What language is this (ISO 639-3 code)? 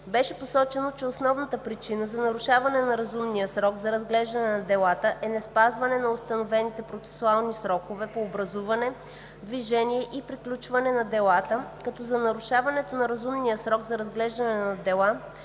bul